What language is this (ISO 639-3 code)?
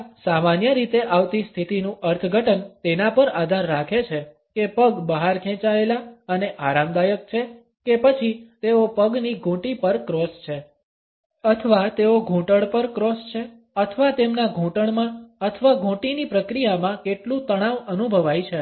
guj